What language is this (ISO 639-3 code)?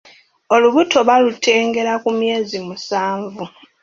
lug